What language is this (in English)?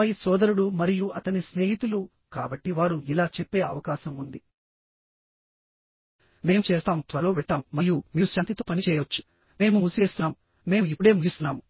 Telugu